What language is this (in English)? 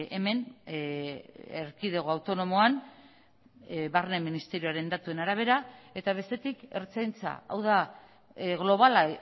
Basque